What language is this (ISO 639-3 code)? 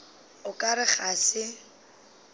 nso